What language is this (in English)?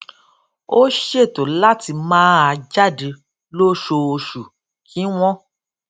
Yoruba